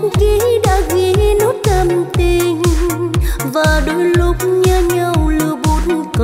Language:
Vietnamese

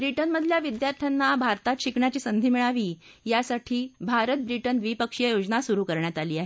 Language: Marathi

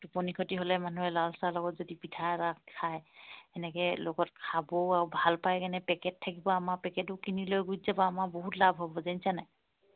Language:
Assamese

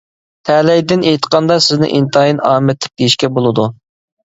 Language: Uyghur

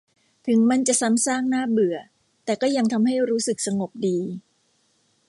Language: Thai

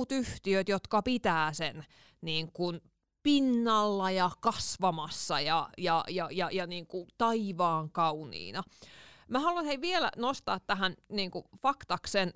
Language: Finnish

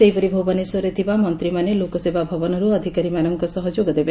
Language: Odia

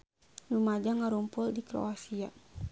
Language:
Sundanese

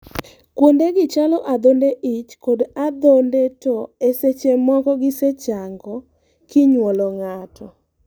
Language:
Luo (Kenya and Tanzania)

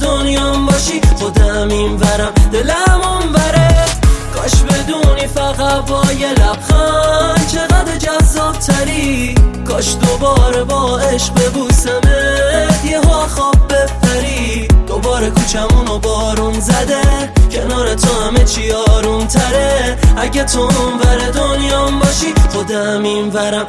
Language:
Persian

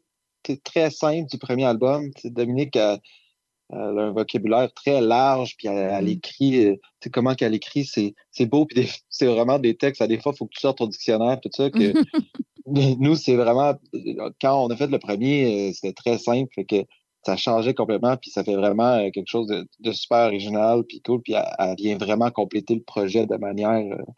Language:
French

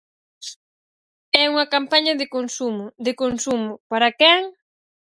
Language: Galician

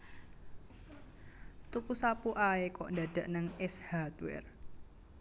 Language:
Javanese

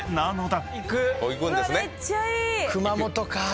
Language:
Japanese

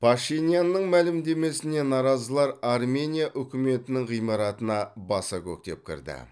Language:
Kazakh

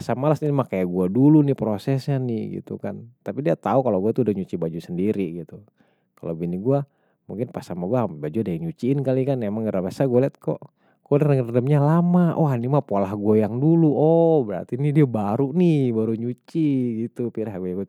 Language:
Betawi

